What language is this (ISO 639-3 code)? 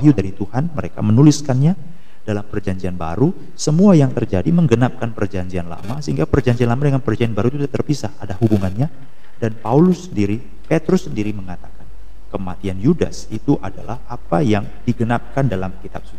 ind